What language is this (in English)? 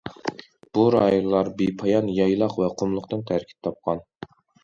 Uyghur